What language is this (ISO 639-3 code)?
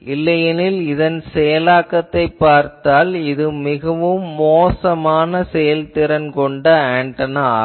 tam